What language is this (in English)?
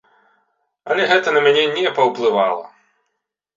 Belarusian